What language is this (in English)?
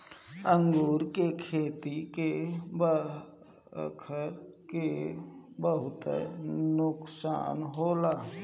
Bhojpuri